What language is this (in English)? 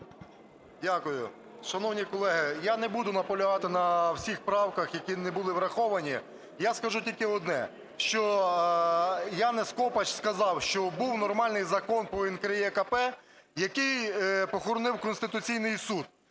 Ukrainian